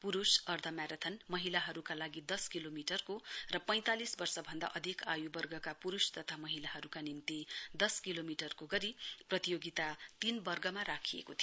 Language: Nepali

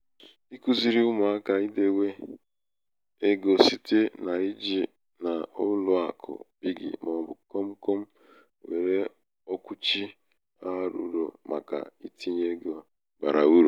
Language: Igbo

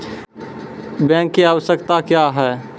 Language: Maithili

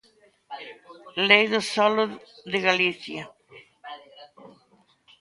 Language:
Galician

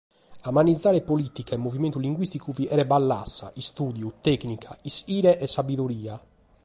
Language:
Sardinian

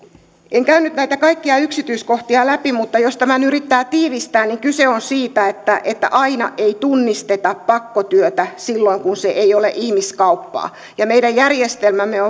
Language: Finnish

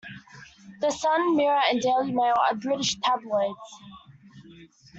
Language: English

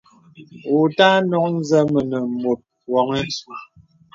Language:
Bebele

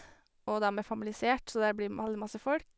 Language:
Norwegian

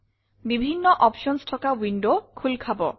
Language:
Assamese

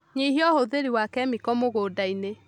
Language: Kikuyu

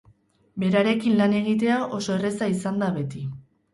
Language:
Basque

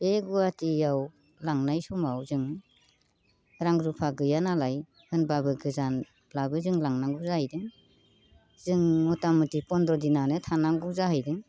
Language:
Bodo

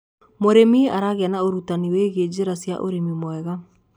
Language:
Kikuyu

